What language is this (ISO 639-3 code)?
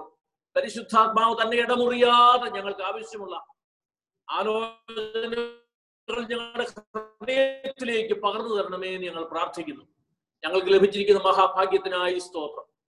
mal